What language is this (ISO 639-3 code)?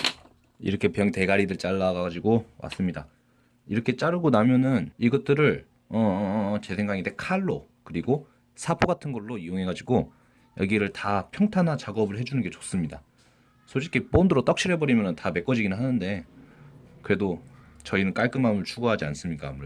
kor